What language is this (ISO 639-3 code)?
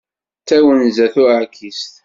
kab